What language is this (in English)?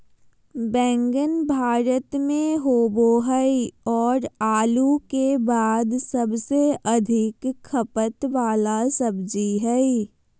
Magahi